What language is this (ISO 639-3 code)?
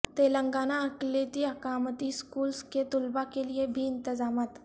urd